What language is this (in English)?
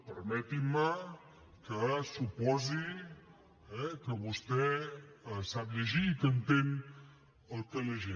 Catalan